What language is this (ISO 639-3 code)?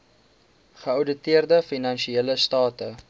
afr